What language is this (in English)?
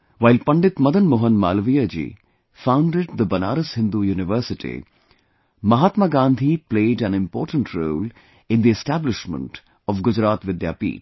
English